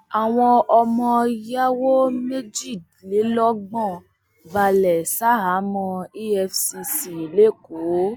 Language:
Yoruba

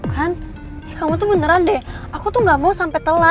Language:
Indonesian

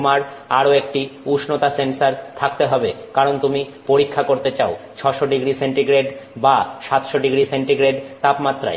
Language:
Bangla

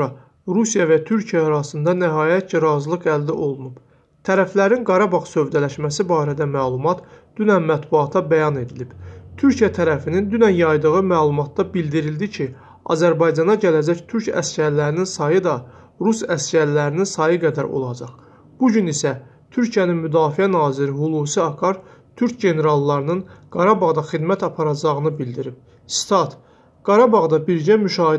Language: Turkish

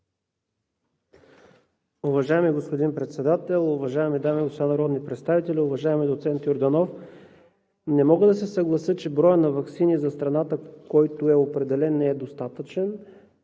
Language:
Bulgarian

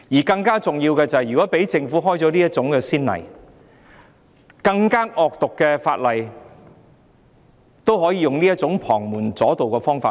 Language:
Cantonese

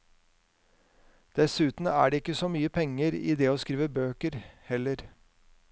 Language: Norwegian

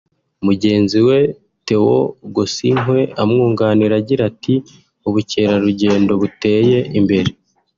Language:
Kinyarwanda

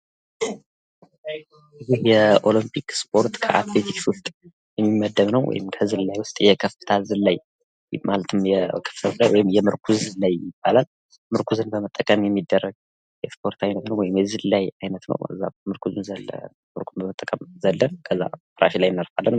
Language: Amharic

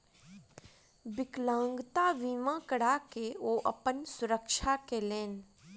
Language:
Maithili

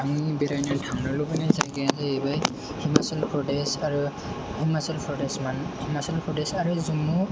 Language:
Bodo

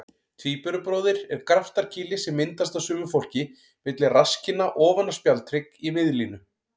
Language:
Icelandic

